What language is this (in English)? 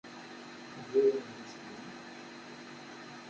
Kabyle